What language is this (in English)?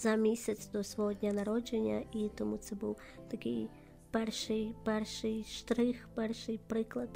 Ukrainian